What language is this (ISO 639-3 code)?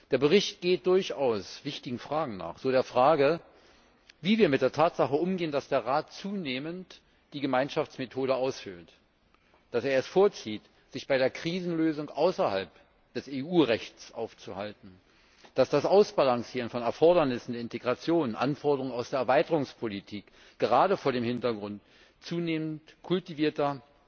deu